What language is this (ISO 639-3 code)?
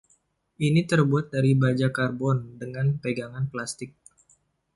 ind